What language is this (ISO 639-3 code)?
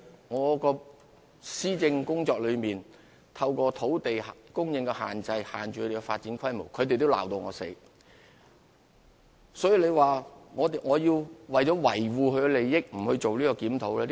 yue